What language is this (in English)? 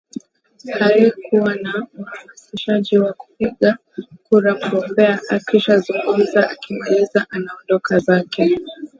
Swahili